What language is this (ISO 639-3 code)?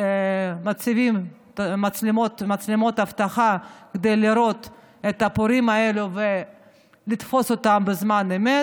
heb